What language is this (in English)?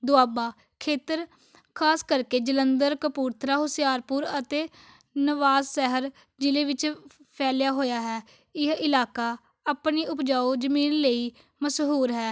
Punjabi